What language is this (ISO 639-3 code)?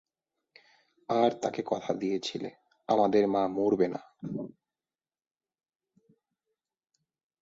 ben